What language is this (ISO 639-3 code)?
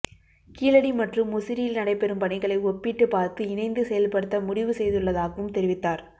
tam